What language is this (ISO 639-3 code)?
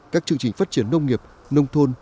vie